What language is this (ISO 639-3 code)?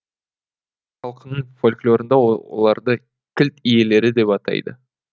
kaz